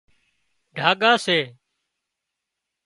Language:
Wadiyara Koli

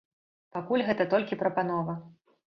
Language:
Belarusian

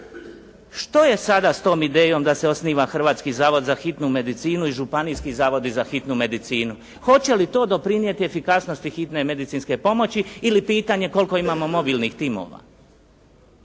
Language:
Croatian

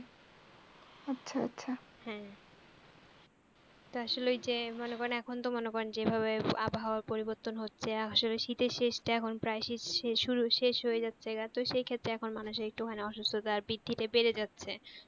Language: Bangla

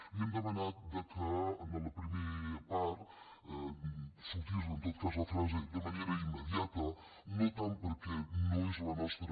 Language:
Catalan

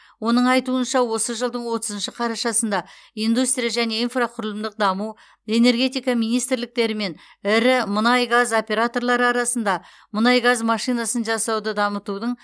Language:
Kazakh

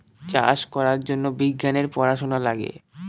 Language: Bangla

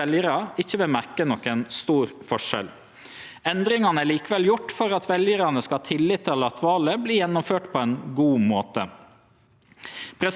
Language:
Norwegian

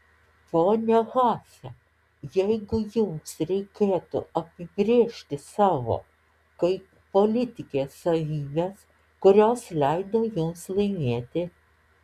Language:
Lithuanian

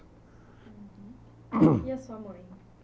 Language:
Portuguese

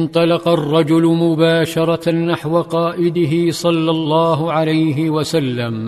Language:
Arabic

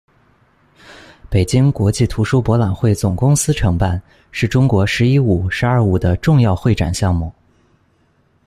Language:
Chinese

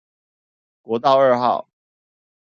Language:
Chinese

